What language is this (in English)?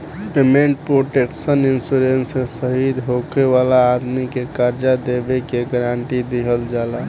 Bhojpuri